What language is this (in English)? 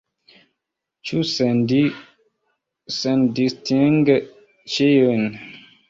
Esperanto